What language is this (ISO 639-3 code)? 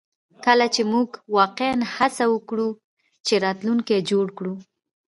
pus